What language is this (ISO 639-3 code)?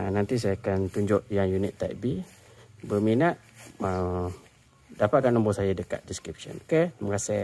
msa